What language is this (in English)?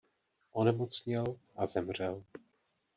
Czech